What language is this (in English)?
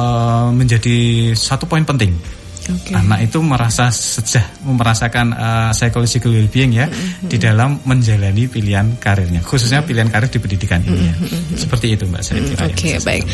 Indonesian